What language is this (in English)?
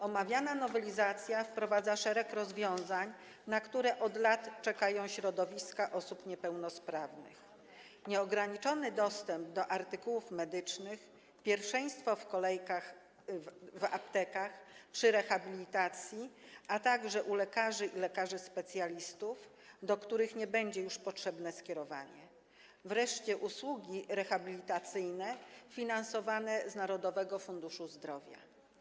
Polish